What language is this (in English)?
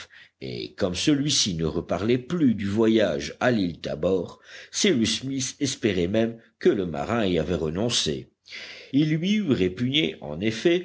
French